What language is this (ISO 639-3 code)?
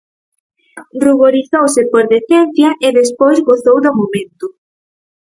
glg